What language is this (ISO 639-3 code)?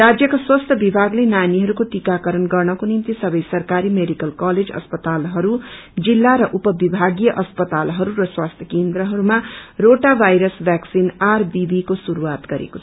nep